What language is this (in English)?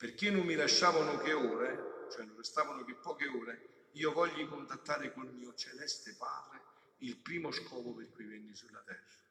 Italian